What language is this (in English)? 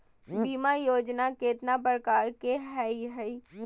Magahi